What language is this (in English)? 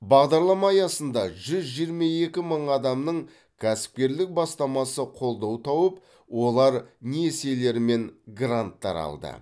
Kazakh